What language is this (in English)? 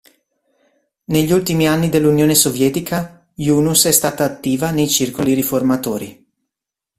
Italian